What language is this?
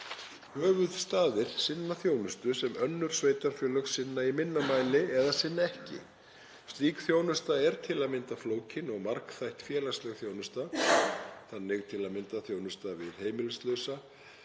Icelandic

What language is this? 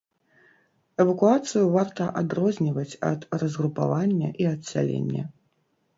Belarusian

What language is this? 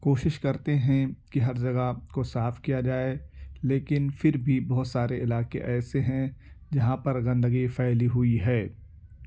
Urdu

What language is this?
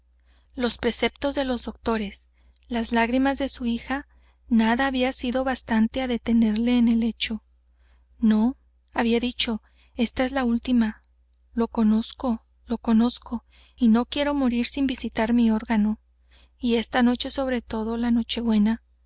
Spanish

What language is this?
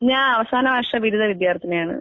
Malayalam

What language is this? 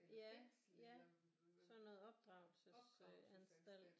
Danish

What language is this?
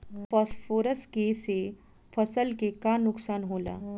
Bhojpuri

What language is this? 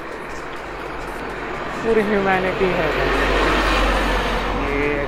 Marathi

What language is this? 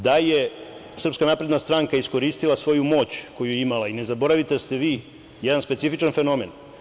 Serbian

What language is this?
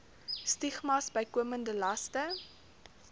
Afrikaans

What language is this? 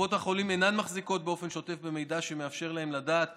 Hebrew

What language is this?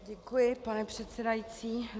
Czech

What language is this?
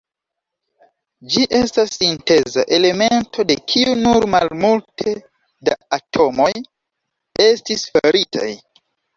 Esperanto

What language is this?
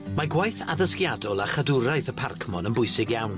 Welsh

